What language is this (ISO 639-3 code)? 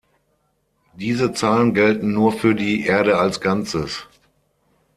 deu